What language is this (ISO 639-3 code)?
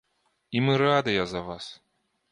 bel